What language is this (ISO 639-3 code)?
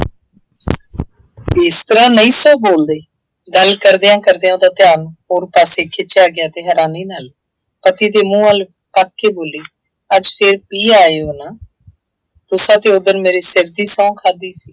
pan